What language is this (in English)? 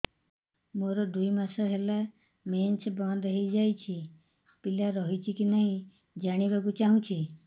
Odia